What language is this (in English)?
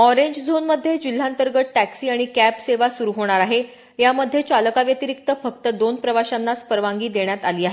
Marathi